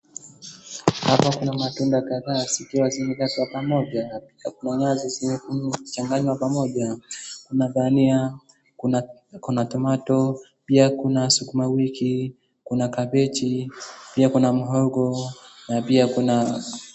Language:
Swahili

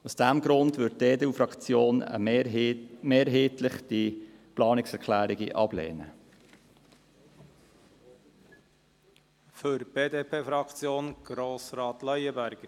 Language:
Swiss German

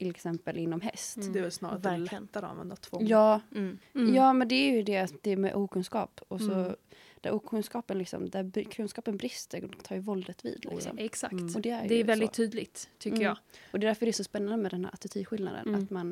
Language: Swedish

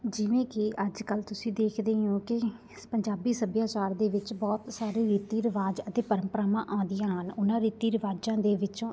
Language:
Punjabi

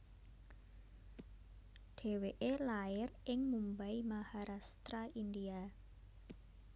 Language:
Javanese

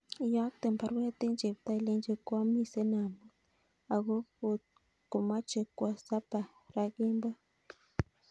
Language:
Kalenjin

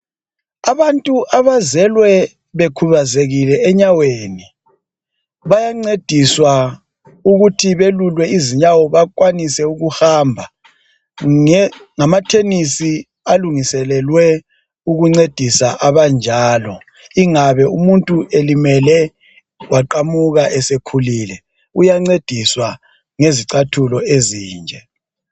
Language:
North Ndebele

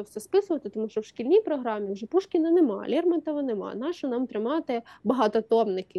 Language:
Ukrainian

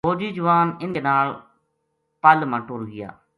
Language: Gujari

